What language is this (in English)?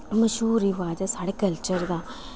Dogri